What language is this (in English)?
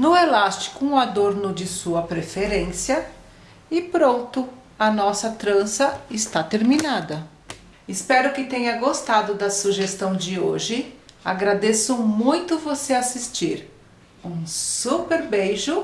Portuguese